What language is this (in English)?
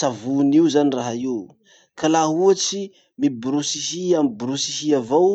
Masikoro Malagasy